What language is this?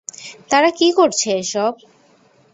Bangla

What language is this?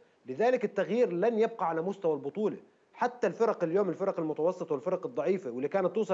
Arabic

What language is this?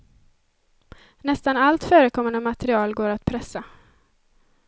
Swedish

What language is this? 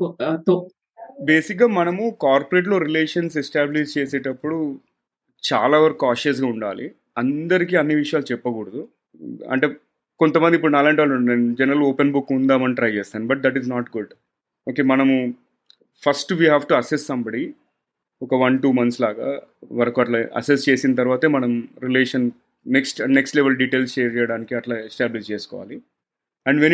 Telugu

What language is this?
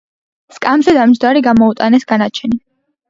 Georgian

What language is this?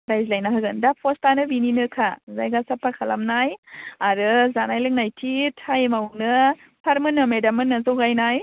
Bodo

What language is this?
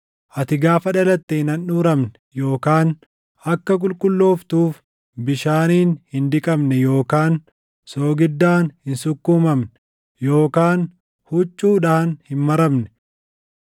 Oromo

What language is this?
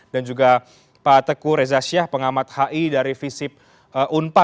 Indonesian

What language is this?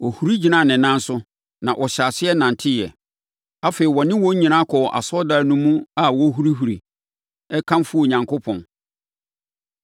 Akan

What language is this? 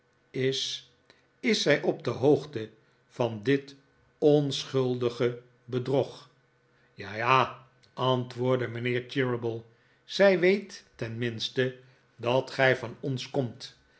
Dutch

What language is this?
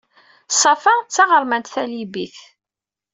Kabyle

